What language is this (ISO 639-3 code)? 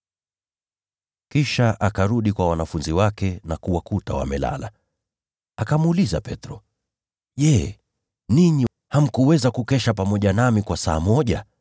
swa